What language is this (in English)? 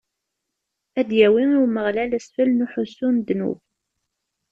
Kabyle